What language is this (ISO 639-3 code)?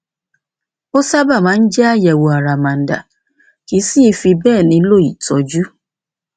yor